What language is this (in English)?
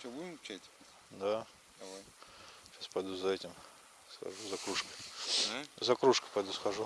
Russian